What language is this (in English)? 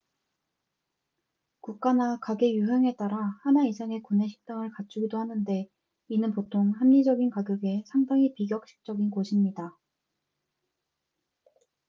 Korean